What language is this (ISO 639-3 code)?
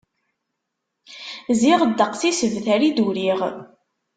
kab